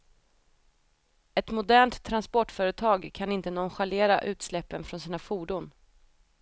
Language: Swedish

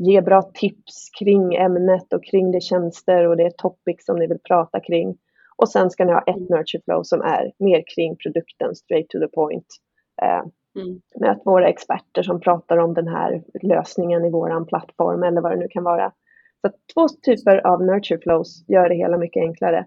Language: Swedish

